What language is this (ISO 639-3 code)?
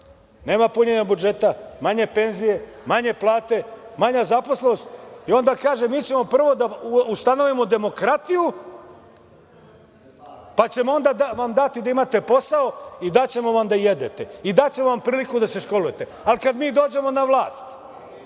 srp